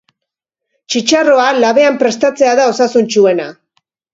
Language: Basque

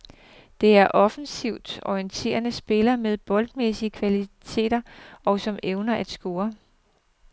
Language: Danish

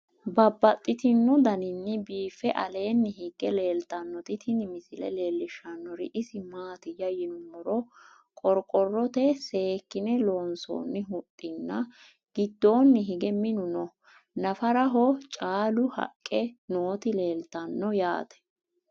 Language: Sidamo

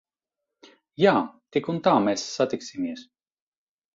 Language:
Latvian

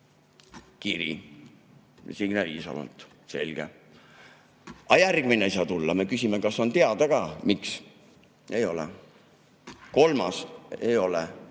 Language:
Estonian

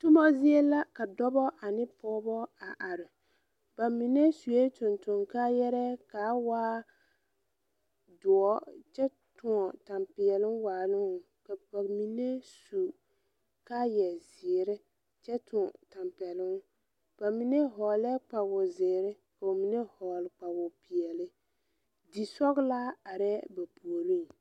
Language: Southern Dagaare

